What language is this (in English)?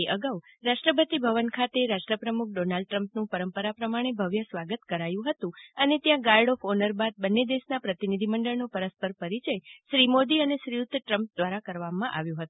Gujarati